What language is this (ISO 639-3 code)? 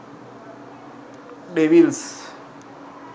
sin